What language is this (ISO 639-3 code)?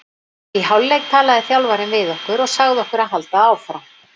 isl